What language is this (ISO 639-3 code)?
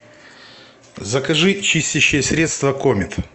rus